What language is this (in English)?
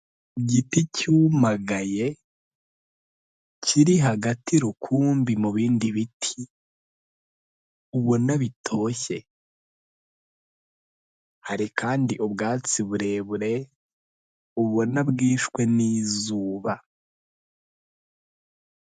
Kinyarwanda